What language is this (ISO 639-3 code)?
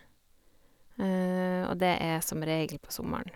nor